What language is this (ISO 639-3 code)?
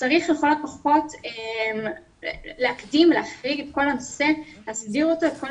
heb